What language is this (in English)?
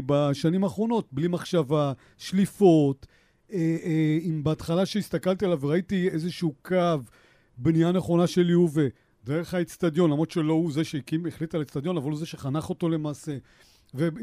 Hebrew